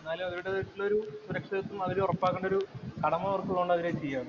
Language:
Malayalam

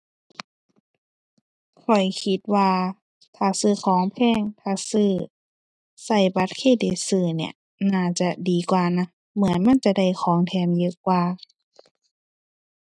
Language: Thai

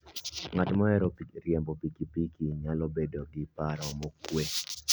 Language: Luo (Kenya and Tanzania)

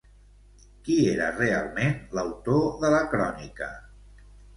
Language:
Catalan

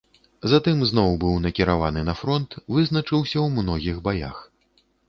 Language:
Belarusian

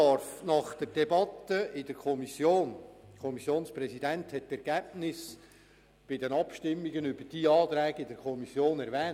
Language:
Swiss German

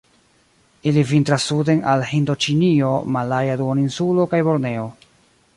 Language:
Esperanto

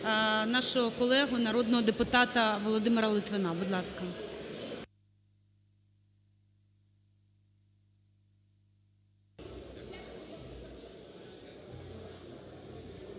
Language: Ukrainian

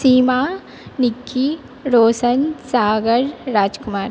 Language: Maithili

